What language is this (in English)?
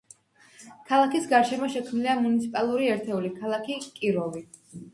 Georgian